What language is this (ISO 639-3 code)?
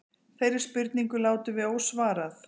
isl